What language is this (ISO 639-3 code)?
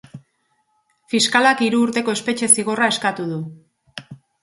eus